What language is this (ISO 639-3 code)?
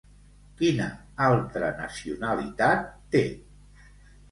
cat